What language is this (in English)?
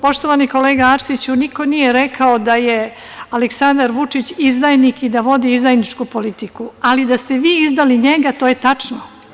Serbian